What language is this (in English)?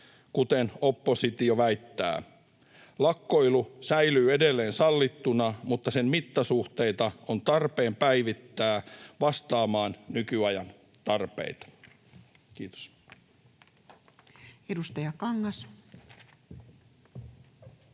Finnish